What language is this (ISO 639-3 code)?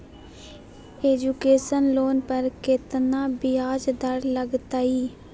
mag